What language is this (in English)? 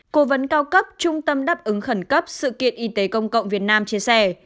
Vietnamese